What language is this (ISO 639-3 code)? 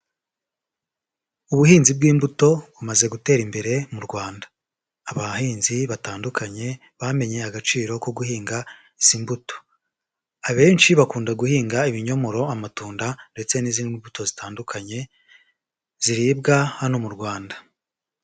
kin